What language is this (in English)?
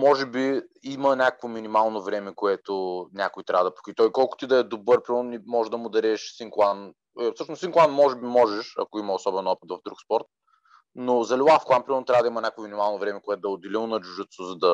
Bulgarian